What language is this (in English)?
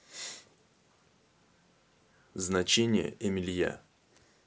Russian